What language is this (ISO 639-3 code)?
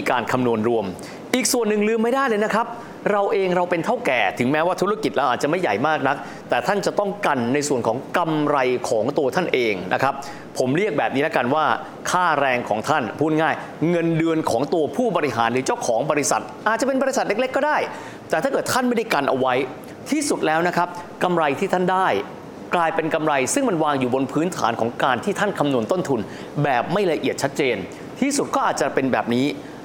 tha